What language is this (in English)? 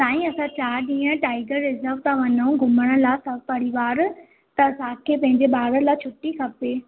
Sindhi